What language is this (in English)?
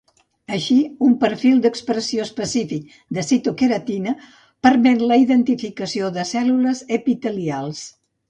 Catalan